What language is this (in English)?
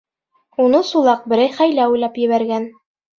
Bashkir